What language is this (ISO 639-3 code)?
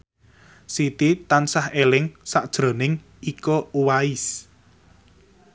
jav